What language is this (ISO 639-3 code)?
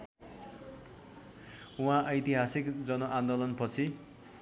nep